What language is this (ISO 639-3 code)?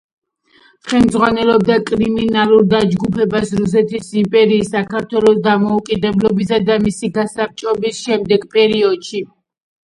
kat